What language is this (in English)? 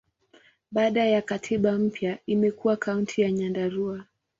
Swahili